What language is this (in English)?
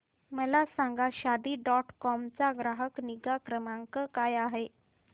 Marathi